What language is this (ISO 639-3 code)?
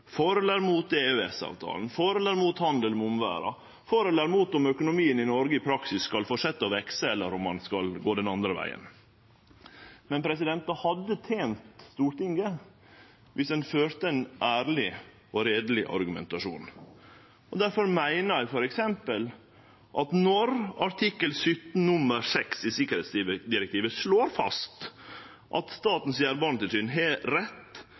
nno